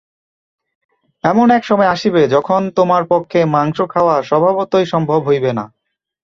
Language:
Bangla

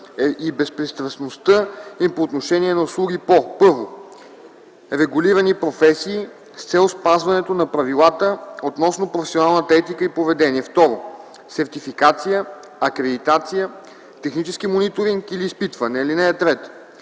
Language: Bulgarian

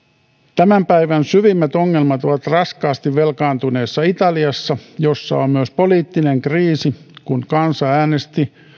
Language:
Finnish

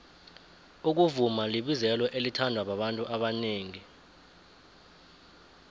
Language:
South Ndebele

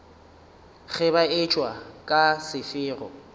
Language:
Northern Sotho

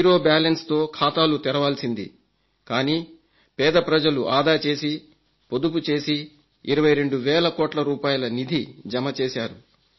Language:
Telugu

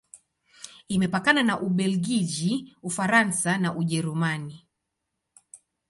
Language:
Swahili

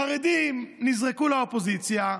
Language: Hebrew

